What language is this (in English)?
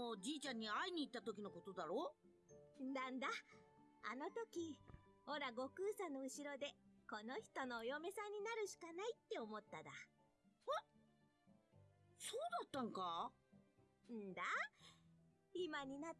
German